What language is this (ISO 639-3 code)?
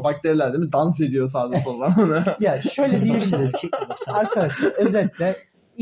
tur